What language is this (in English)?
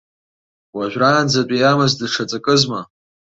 Abkhazian